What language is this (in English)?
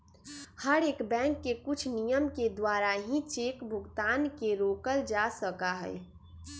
Magahi